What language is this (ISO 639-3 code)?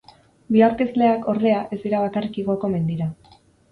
eus